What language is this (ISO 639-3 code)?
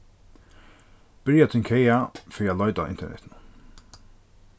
fao